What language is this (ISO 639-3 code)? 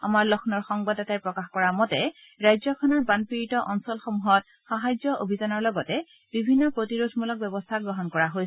asm